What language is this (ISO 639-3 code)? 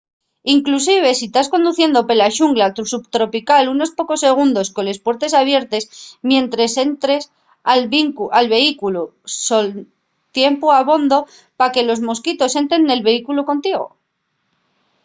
ast